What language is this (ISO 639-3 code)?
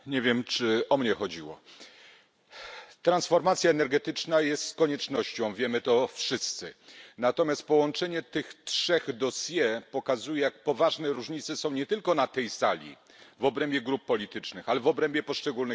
pol